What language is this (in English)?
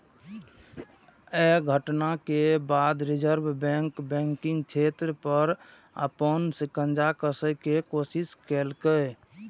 Maithili